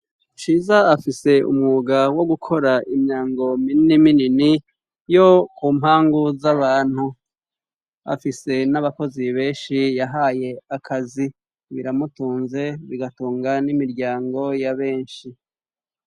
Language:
Rundi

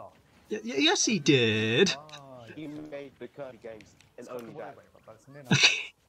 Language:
English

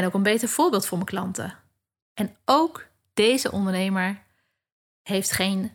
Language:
Dutch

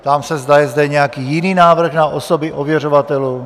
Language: Czech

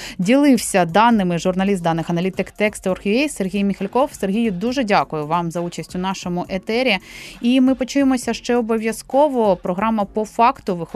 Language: Ukrainian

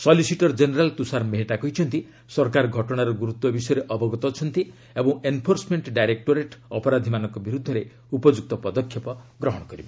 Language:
Odia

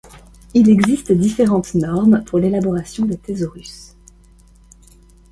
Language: French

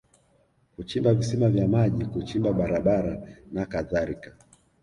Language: Swahili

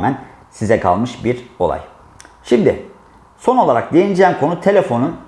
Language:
Turkish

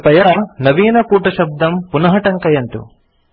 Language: Sanskrit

